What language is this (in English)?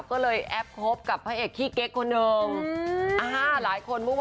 Thai